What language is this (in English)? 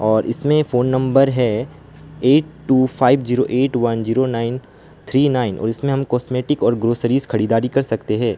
Hindi